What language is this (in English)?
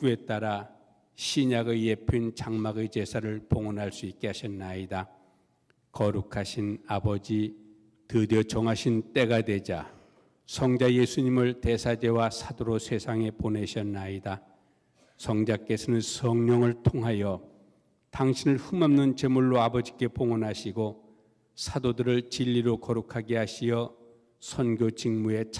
Korean